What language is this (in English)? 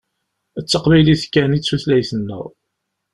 Kabyle